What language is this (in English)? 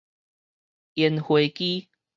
Min Nan Chinese